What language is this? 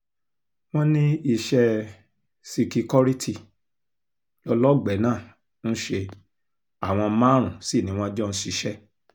Yoruba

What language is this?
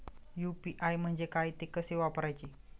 Marathi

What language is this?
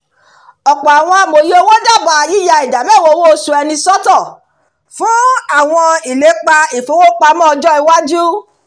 Yoruba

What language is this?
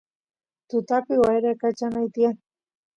Santiago del Estero Quichua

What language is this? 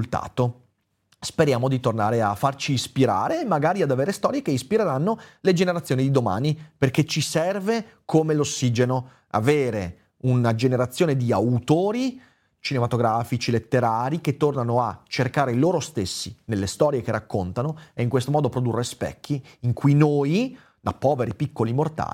Italian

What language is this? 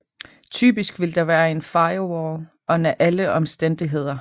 Danish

